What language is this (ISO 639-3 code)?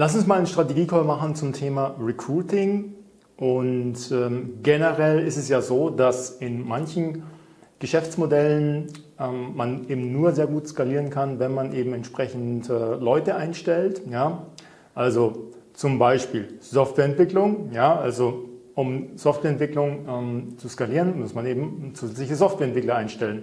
deu